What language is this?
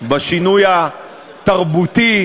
Hebrew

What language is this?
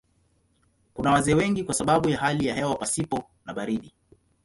Swahili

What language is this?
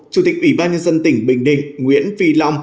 Vietnamese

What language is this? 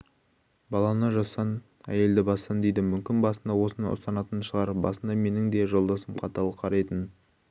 Kazakh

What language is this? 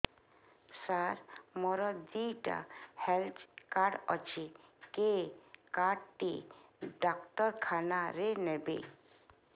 Odia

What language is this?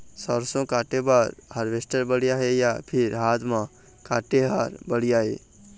Chhattisgarhi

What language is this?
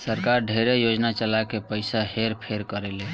Bhojpuri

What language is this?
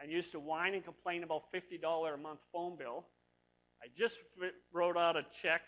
English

